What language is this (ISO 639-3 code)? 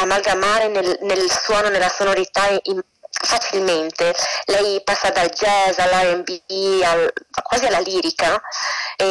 ita